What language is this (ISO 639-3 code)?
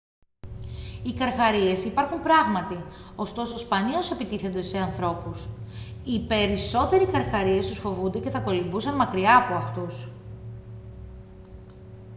ell